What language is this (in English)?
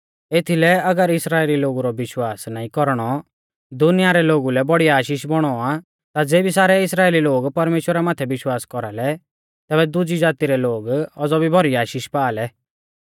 Mahasu Pahari